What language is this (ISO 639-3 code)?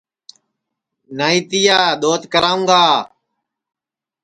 ssi